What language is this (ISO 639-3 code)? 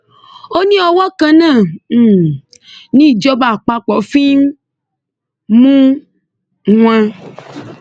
yor